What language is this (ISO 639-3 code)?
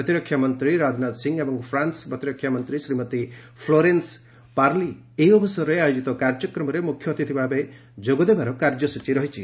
ori